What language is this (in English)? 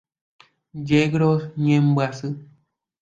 Guarani